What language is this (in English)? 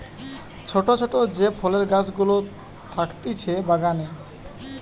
Bangla